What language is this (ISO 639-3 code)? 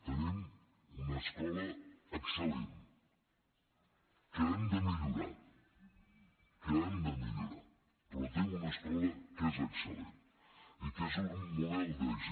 cat